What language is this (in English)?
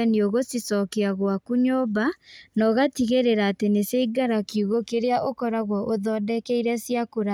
Kikuyu